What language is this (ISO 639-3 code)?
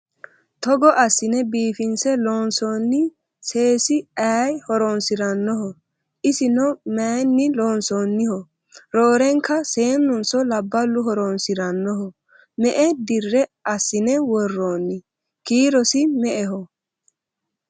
sid